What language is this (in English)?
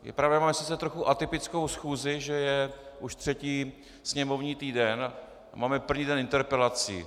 Czech